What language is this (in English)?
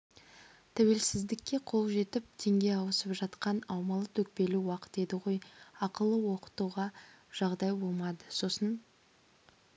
Kazakh